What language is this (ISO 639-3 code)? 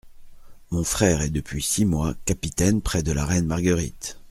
fra